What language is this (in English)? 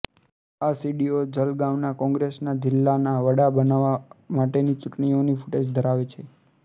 Gujarati